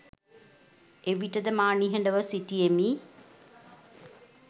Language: Sinhala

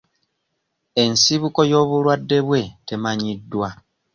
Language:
Ganda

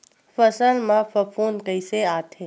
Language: Chhattisgarhi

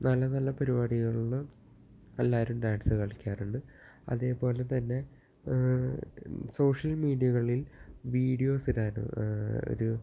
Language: Malayalam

